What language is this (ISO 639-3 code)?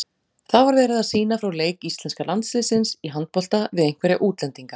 isl